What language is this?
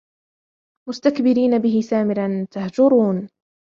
Arabic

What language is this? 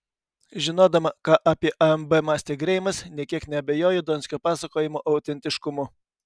Lithuanian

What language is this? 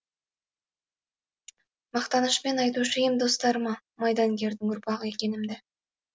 Kazakh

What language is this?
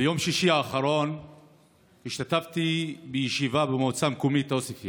Hebrew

